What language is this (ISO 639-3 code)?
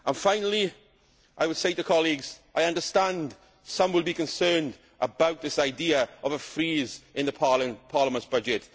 eng